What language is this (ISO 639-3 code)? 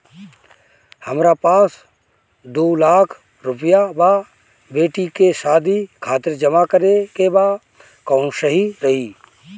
bho